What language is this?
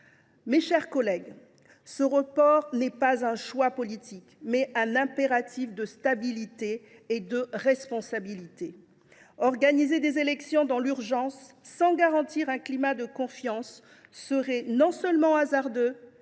French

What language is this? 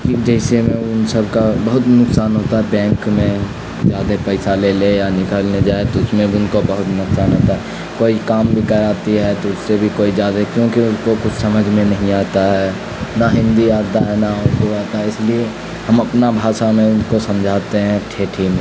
Urdu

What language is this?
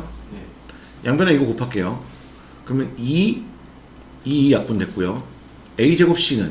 Korean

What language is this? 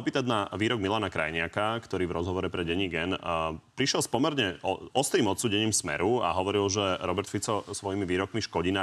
Slovak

